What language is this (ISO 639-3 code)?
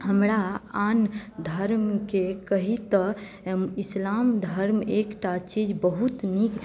mai